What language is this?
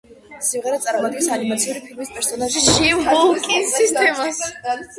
Georgian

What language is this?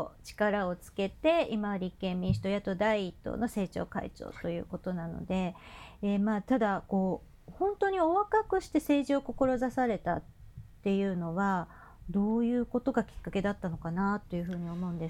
Japanese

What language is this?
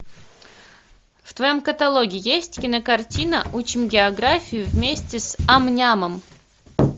Russian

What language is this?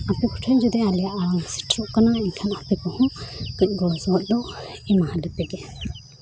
Santali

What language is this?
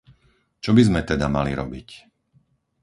Slovak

